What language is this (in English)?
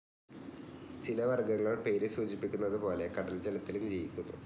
Malayalam